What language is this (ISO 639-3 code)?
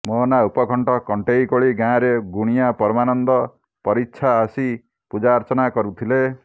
ori